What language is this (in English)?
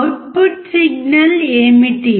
Telugu